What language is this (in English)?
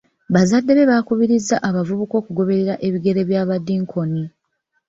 Ganda